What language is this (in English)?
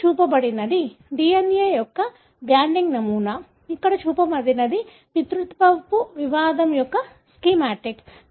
Telugu